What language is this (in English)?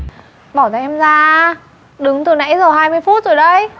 Vietnamese